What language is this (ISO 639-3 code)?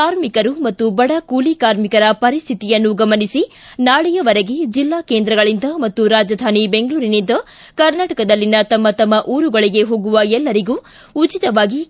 kan